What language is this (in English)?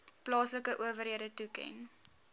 Afrikaans